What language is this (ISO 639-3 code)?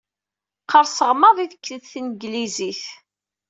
kab